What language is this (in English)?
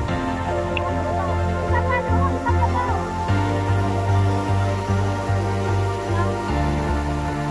Indonesian